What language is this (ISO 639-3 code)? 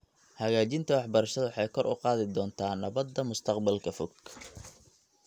som